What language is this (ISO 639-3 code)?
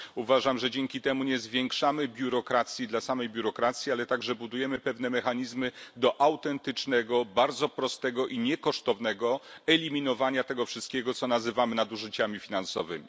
pol